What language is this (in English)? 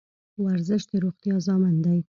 Pashto